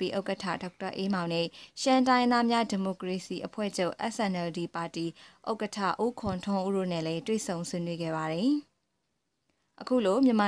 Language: Thai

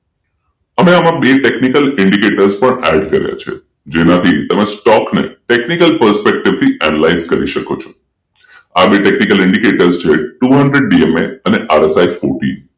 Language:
Gujarati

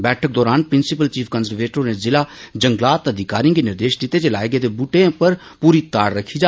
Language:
Dogri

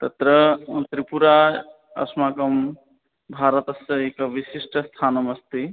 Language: Sanskrit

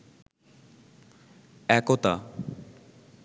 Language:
Bangla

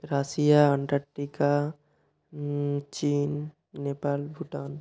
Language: Bangla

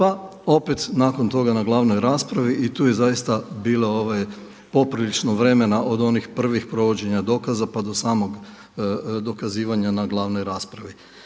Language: Croatian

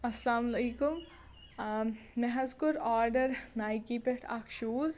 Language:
Kashmiri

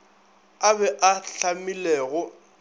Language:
Northern Sotho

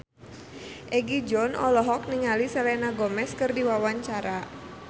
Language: Sundanese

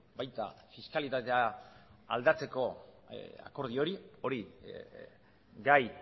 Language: Basque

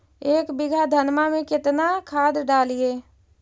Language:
Magahi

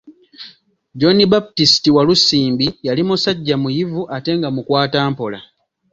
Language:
Ganda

